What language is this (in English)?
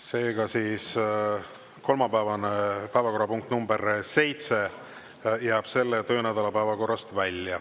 Estonian